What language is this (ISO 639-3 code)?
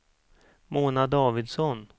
swe